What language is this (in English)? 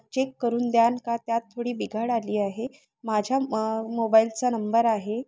Marathi